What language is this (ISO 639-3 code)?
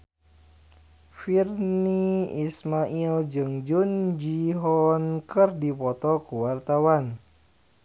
sun